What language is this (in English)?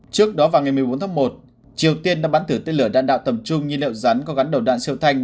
Vietnamese